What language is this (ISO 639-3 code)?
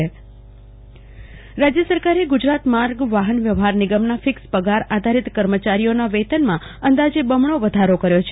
guj